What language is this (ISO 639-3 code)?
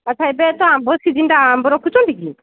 ori